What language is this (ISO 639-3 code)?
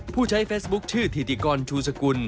tha